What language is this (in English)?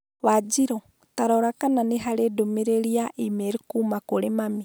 Kikuyu